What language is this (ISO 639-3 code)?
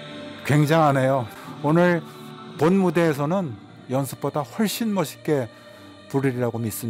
kor